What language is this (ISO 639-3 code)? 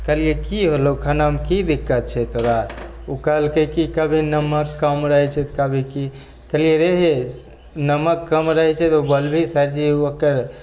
mai